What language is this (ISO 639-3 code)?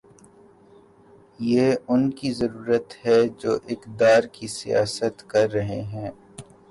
urd